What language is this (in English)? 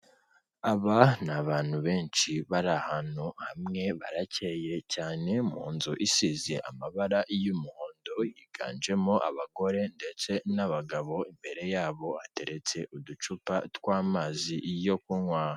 Kinyarwanda